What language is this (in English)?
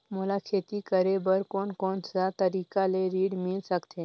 Chhattisgarhi